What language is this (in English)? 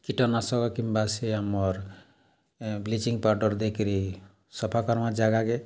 Odia